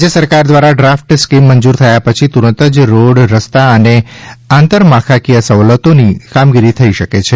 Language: Gujarati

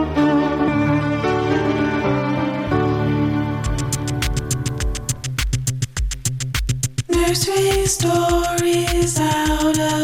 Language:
Persian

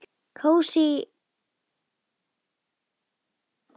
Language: Icelandic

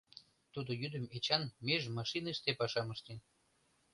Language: Mari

